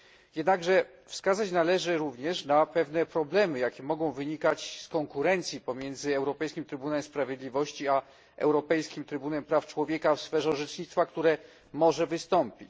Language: Polish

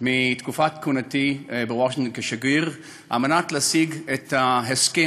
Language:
Hebrew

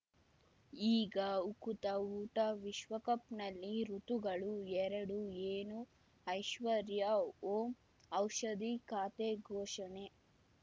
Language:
Kannada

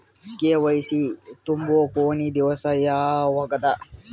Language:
Kannada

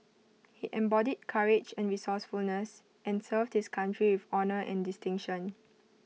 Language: English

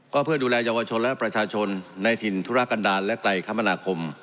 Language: Thai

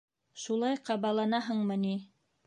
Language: Bashkir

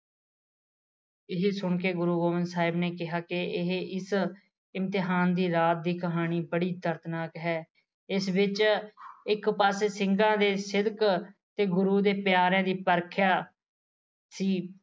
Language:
Punjabi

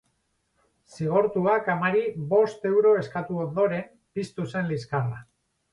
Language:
Basque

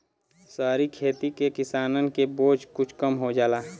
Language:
Bhojpuri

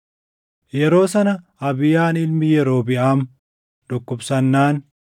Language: Oromo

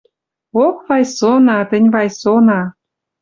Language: Western Mari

